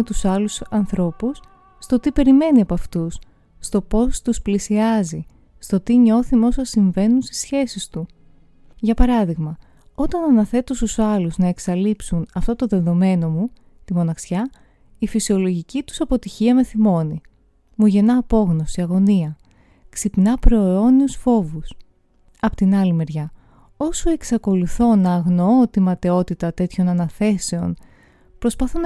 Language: Greek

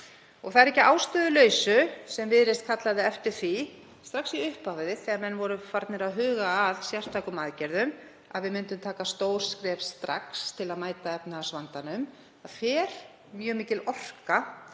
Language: Icelandic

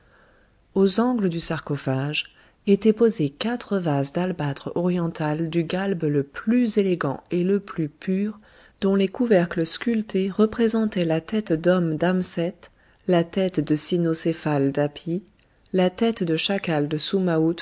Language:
French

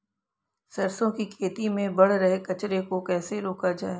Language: Hindi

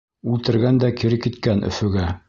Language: Bashkir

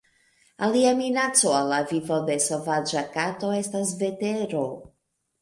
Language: Esperanto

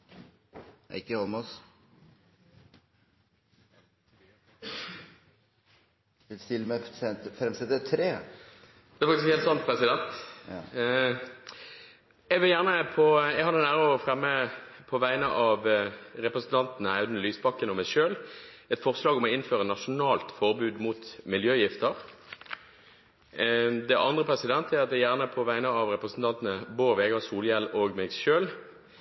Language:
Norwegian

